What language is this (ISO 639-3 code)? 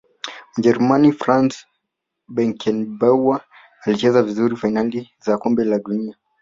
swa